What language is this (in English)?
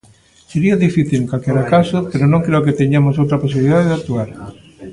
Galician